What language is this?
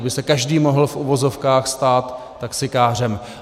Czech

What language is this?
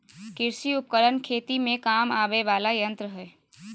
Magahi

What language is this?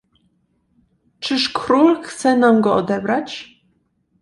Polish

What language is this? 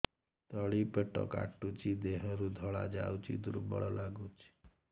Odia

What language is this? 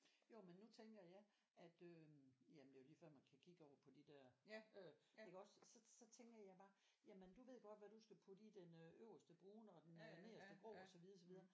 Danish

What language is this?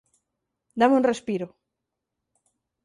Galician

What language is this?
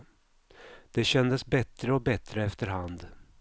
Swedish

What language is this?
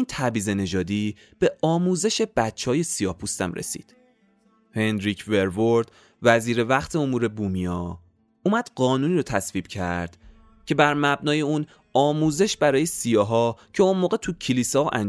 Persian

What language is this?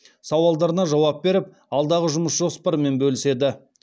Kazakh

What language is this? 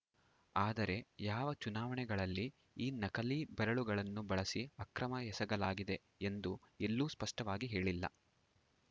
Kannada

